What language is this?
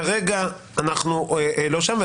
Hebrew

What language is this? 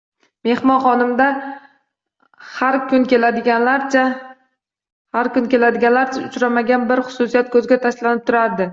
Uzbek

